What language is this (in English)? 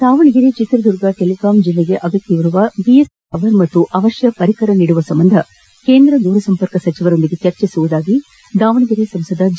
Kannada